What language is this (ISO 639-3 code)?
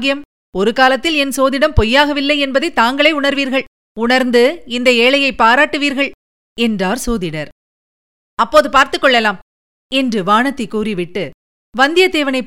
tam